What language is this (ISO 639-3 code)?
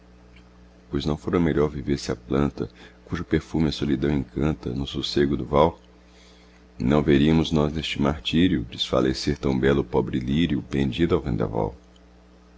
por